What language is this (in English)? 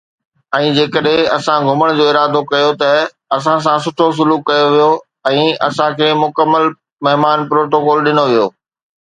Sindhi